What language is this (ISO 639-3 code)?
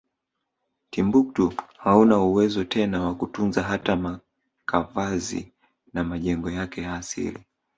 swa